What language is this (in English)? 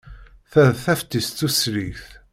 Kabyle